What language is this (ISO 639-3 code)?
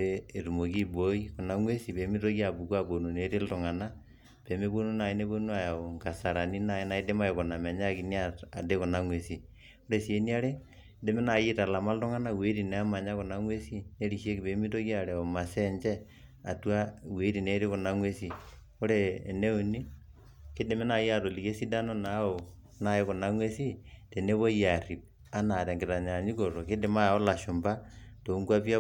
mas